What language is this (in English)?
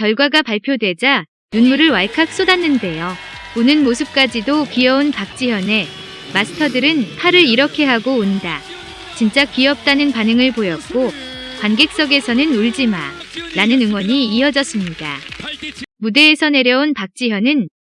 Korean